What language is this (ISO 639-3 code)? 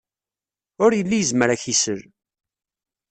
kab